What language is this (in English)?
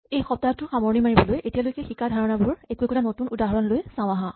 Assamese